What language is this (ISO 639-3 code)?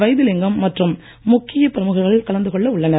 tam